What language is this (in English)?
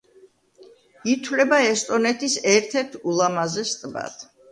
Georgian